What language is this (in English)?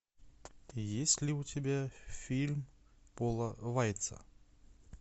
Russian